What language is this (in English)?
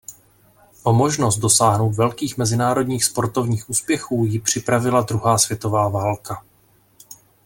Czech